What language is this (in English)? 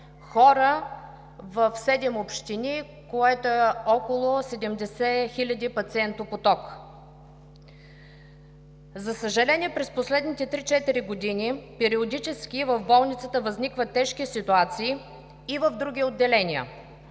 Bulgarian